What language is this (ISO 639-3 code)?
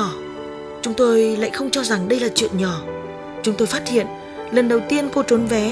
vie